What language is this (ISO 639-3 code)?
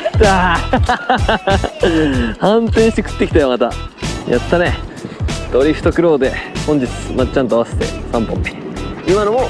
jpn